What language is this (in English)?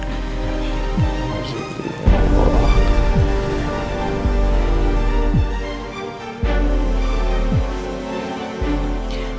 Indonesian